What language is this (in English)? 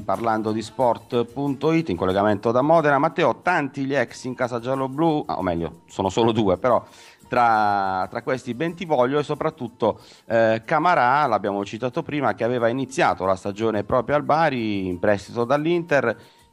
Italian